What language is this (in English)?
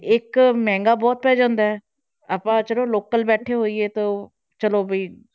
Punjabi